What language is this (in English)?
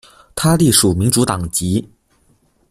Chinese